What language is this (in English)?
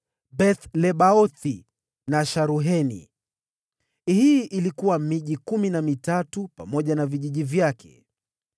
Swahili